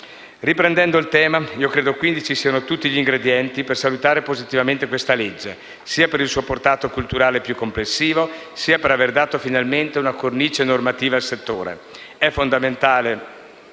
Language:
Italian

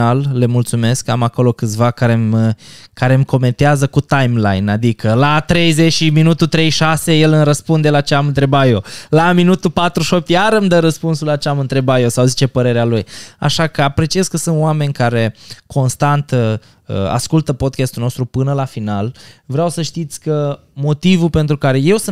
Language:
Romanian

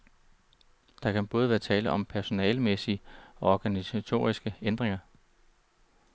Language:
Danish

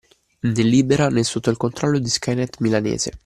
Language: Italian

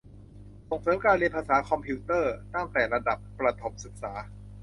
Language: Thai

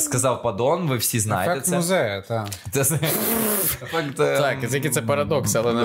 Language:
Ukrainian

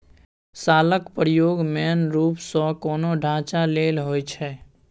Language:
Maithili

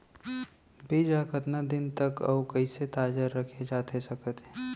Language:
Chhattisgarhi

